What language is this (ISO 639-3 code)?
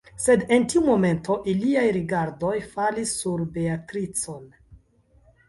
epo